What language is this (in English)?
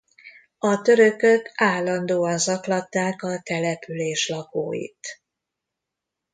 Hungarian